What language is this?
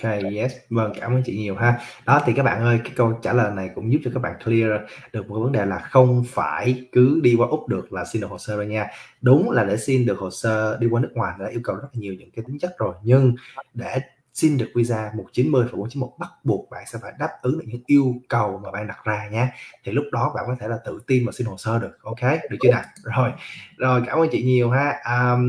Vietnamese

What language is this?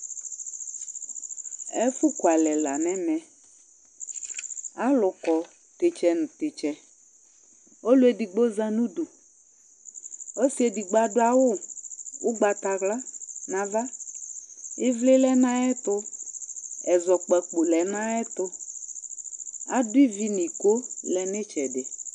Ikposo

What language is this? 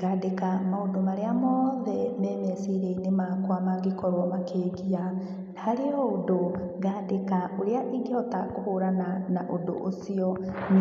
Kikuyu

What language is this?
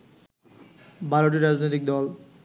Bangla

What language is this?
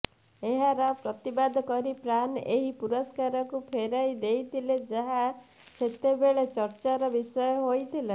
Odia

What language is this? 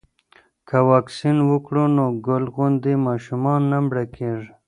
Pashto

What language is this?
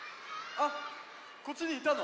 Japanese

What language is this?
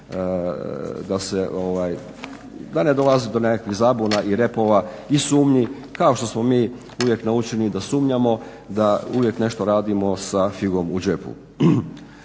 Croatian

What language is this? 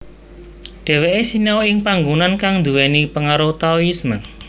Javanese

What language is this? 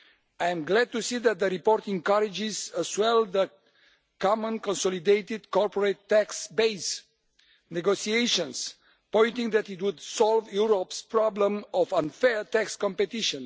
English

